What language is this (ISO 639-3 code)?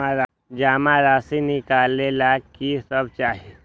mag